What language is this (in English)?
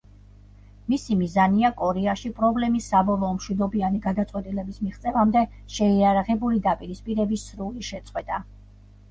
Georgian